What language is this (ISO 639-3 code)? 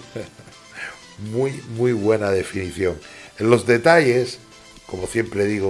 spa